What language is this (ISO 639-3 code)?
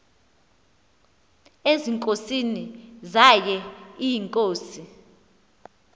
xho